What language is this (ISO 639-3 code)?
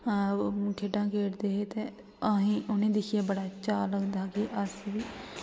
doi